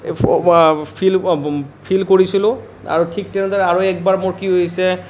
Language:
Assamese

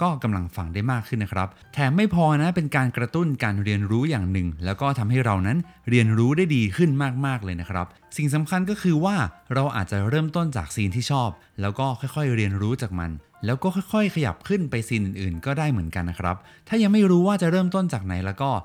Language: Thai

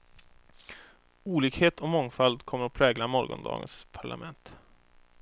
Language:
Swedish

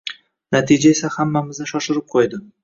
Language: Uzbek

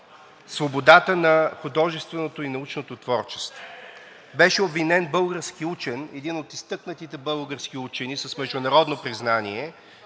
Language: Bulgarian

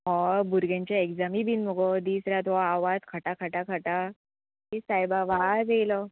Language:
Konkani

